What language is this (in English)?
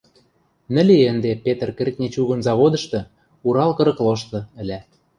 Western Mari